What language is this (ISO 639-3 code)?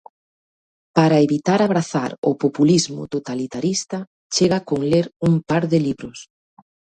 glg